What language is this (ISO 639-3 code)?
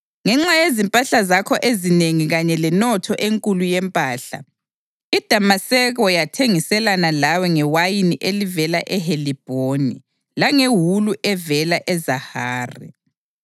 nde